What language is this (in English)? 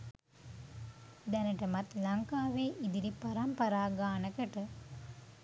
Sinhala